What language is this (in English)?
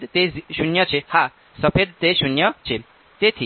Gujarati